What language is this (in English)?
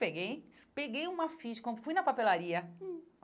Portuguese